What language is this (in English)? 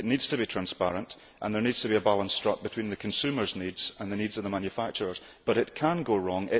English